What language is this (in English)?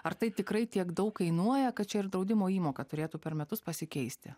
Lithuanian